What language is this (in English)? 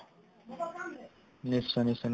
Assamese